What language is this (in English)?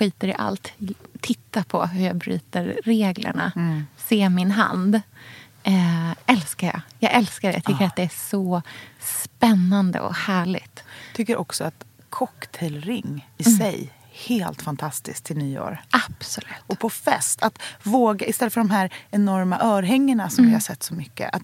Swedish